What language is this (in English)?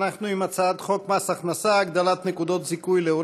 Hebrew